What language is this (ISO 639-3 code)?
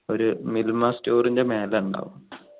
mal